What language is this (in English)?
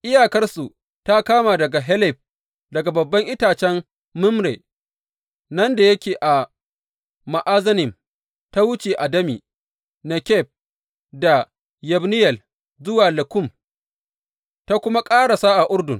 Hausa